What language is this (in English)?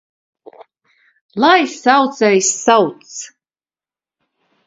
Latvian